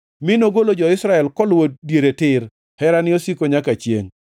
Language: Luo (Kenya and Tanzania)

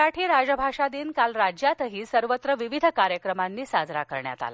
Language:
Marathi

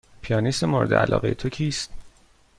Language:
Persian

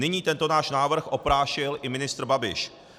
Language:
Czech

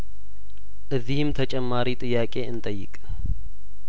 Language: Amharic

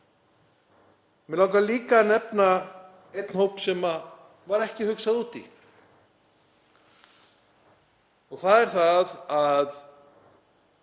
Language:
Icelandic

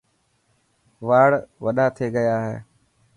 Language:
Dhatki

